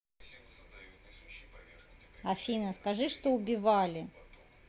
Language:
Russian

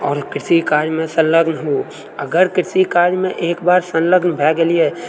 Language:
Maithili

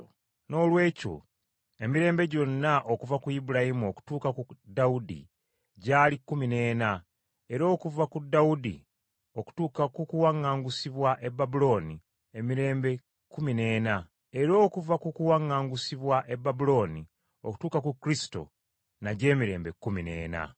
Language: Ganda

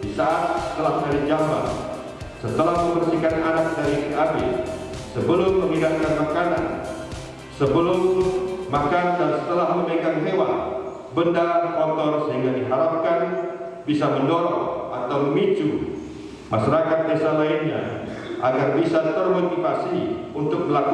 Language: Indonesian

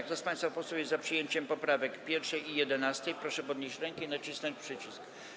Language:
Polish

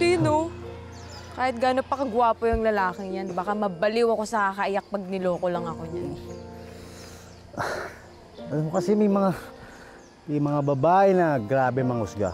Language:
Filipino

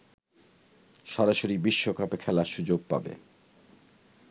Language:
Bangla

